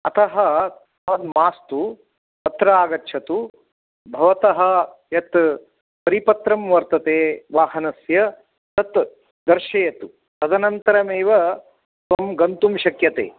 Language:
Sanskrit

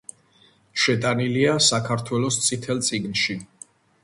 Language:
Georgian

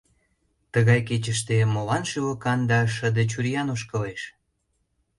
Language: Mari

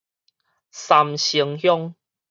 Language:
Min Nan Chinese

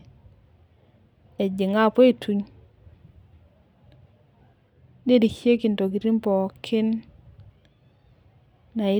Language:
Masai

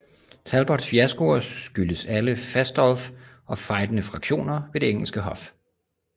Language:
Danish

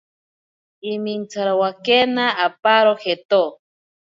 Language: Ashéninka Perené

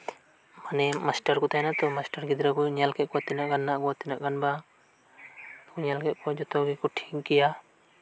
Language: Santali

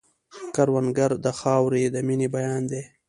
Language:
Pashto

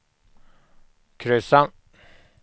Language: Swedish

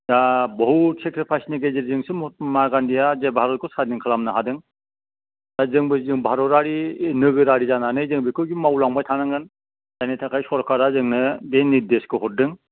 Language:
Bodo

